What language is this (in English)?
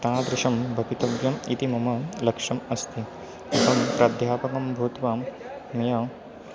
Sanskrit